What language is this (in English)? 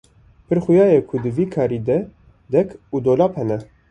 Kurdish